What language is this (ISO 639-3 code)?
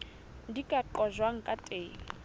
sot